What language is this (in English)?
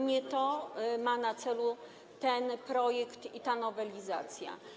Polish